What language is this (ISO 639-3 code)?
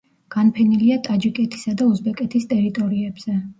kat